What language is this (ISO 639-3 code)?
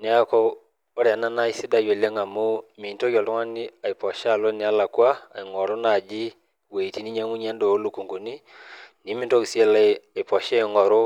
mas